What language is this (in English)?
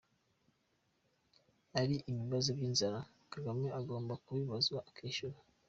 Kinyarwanda